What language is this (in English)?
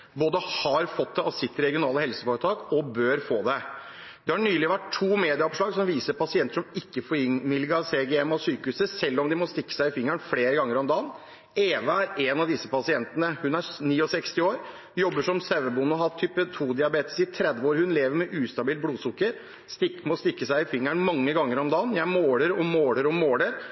Norwegian Bokmål